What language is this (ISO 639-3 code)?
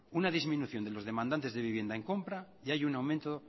spa